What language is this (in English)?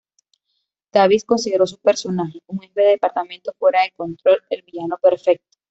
Spanish